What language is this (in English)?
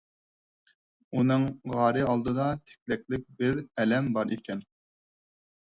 Uyghur